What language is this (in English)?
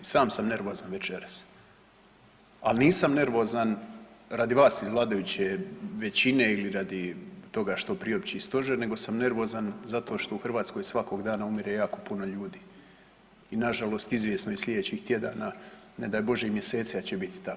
Croatian